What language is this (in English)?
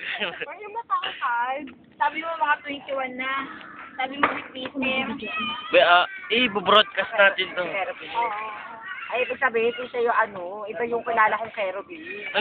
Arabic